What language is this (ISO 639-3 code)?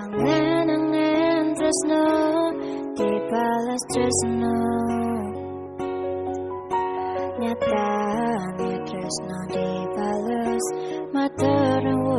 ind